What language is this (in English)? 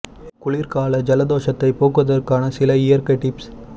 Tamil